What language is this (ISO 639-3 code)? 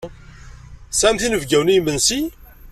kab